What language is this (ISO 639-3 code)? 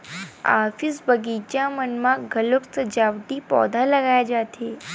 hne